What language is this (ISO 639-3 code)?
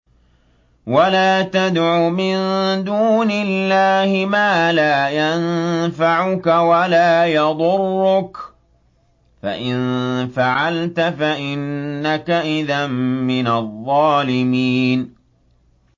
ara